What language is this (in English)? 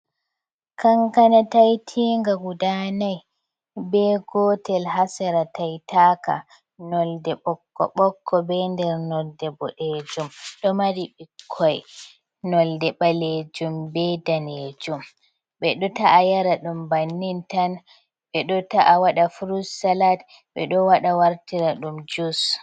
Fula